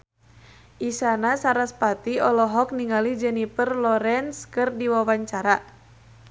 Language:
Sundanese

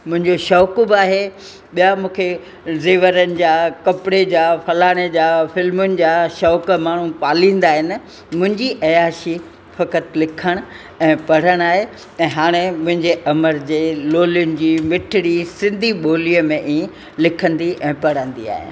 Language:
Sindhi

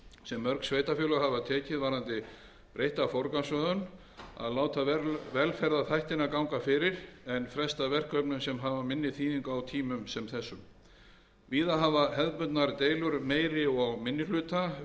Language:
Icelandic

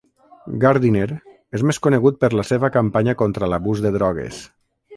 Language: Catalan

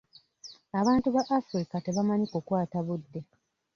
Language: Ganda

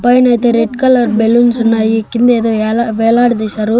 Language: Telugu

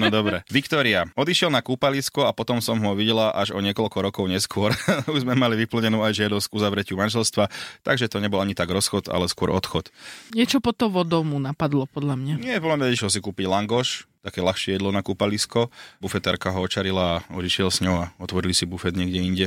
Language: Slovak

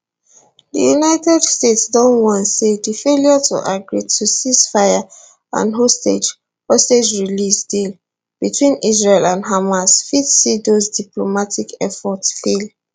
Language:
Nigerian Pidgin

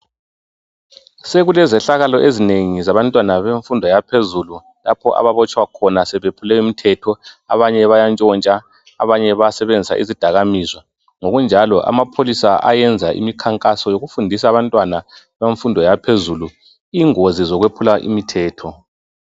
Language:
North Ndebele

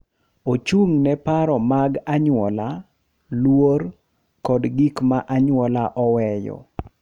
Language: Luo (Kenya and Tanzania)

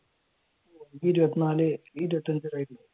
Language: Malayalam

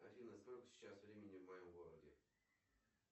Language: Russian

